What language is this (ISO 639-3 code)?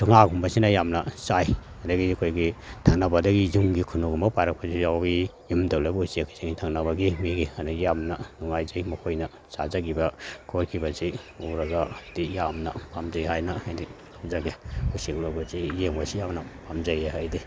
mni